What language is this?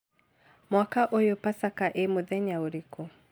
Kikuyu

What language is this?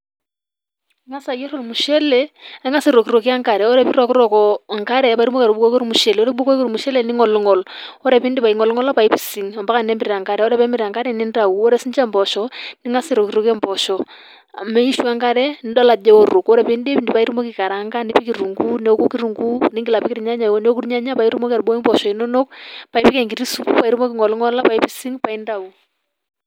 Masai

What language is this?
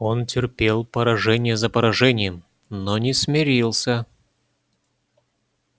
Russian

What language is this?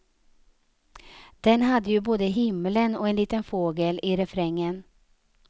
Swedish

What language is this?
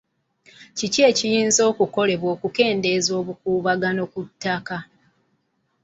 Ganda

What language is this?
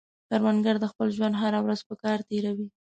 Pashto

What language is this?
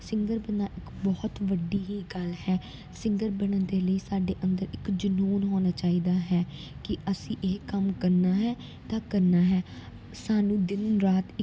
Punjabi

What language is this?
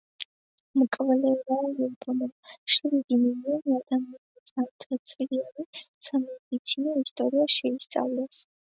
Georgian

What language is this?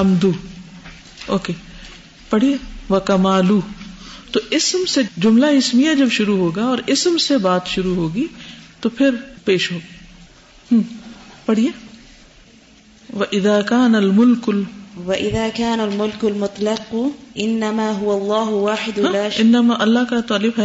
Urdu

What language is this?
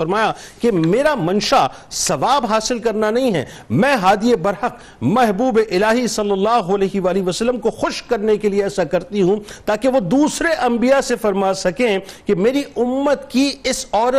Urdu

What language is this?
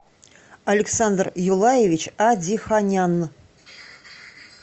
Russian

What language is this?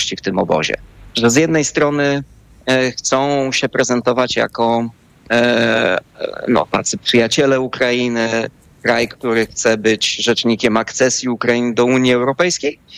Polish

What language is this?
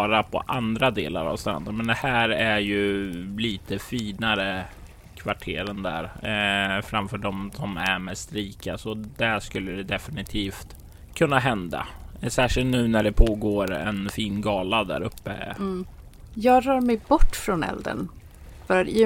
Swedish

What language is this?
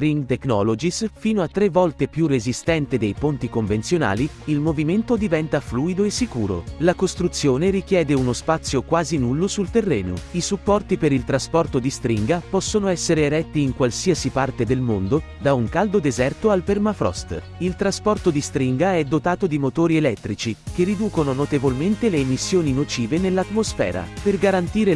Italian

